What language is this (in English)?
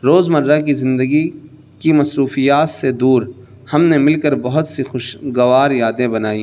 Urdu